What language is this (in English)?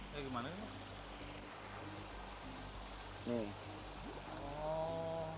Indonesian